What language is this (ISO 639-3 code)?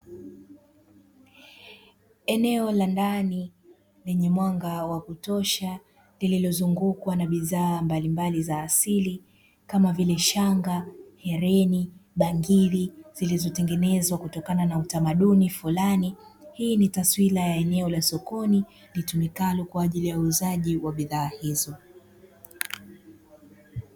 swa